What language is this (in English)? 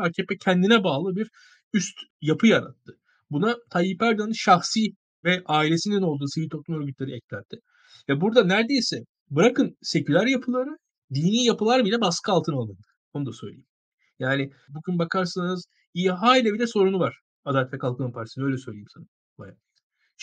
Turkish